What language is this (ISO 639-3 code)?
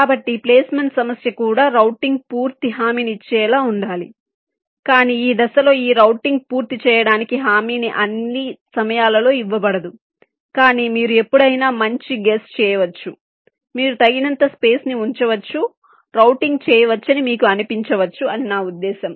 tel